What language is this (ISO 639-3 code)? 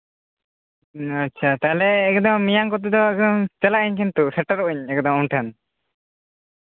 sat